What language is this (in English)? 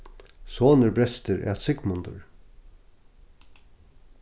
Faroese